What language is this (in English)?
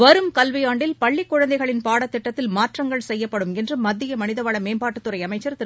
Tamil